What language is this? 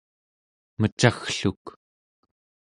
Central Yupik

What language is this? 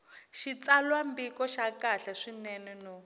Tsonga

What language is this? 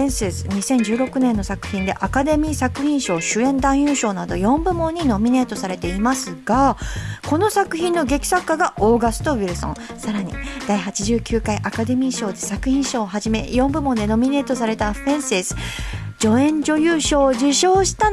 Japanese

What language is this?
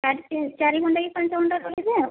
Odia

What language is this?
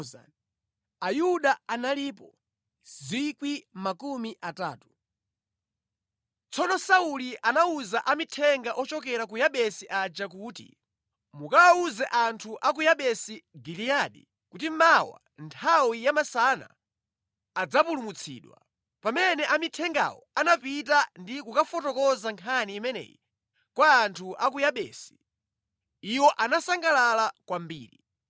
Nyanja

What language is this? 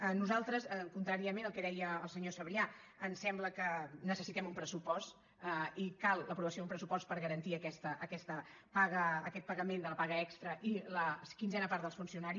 Catalan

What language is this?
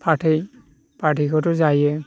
Bodo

